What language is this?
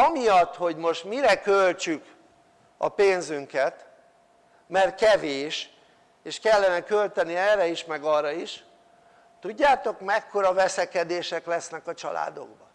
Hungarian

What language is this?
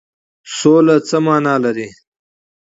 Pashto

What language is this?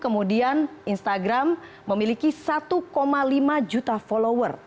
Indonesian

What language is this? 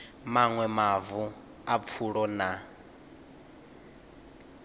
Venda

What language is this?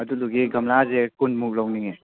Manipuri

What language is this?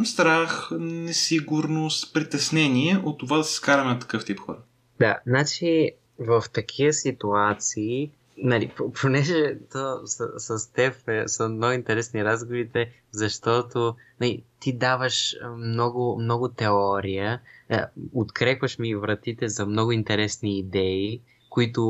Bulgarian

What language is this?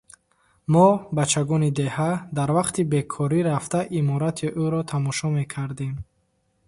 Tajik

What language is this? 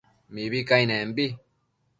Matsés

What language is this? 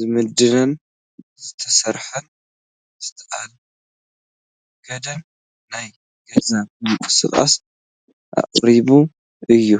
Tigrinya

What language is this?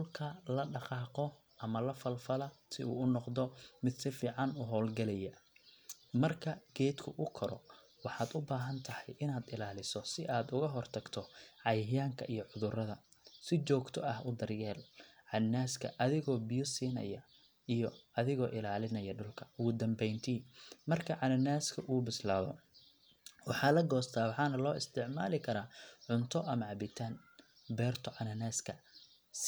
Somali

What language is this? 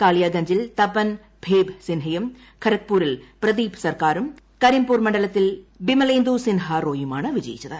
Malayalam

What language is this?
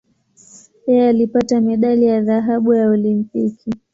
Swahili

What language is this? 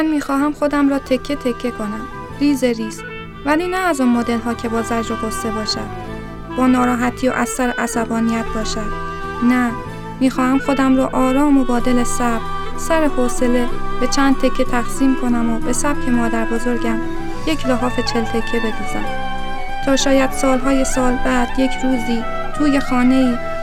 Persian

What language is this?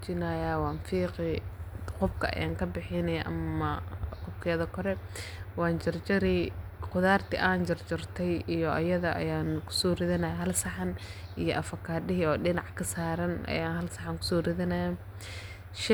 Somali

